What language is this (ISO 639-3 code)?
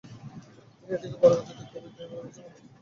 ben